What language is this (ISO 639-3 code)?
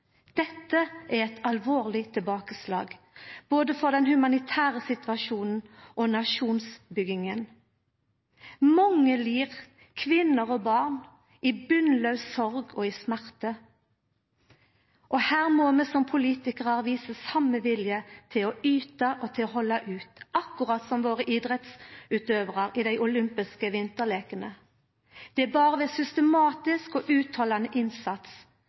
nno